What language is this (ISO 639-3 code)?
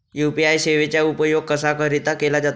mar